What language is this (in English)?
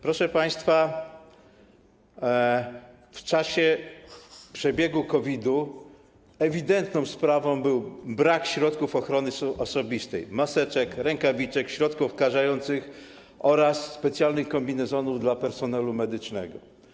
Polish